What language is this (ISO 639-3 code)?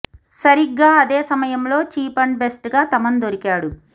tel